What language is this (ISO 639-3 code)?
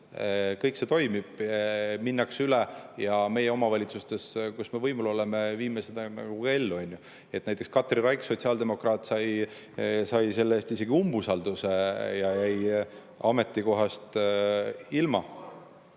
est